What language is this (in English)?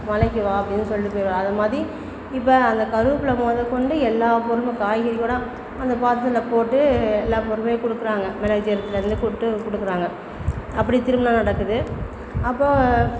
Tamil